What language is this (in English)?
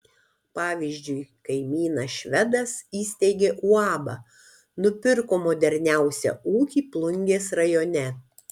Lithuanian